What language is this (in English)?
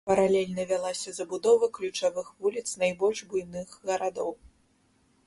Belarusian